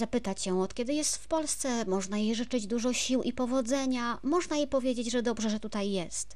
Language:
Polish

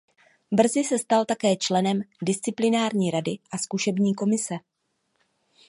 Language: Czech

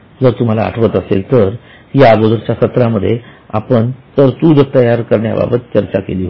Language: Marathi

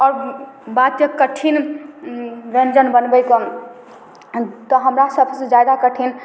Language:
Maithili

